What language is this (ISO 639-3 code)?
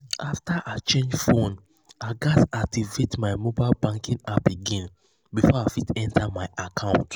pcm